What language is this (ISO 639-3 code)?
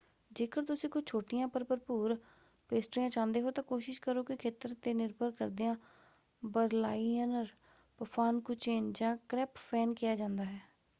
pan